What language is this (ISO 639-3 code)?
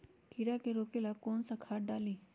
mag